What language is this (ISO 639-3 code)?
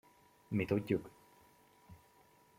hun